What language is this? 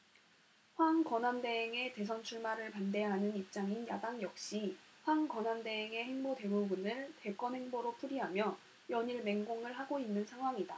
Korean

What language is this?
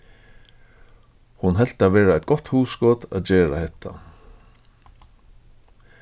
Faroese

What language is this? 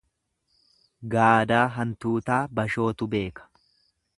Oromo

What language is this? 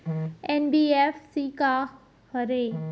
Chhattisgarhi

